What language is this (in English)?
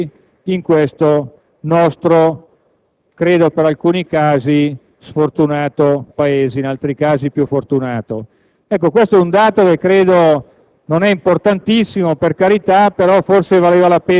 Italian